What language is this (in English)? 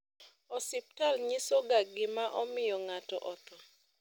Luo (Kenya and Tanzania)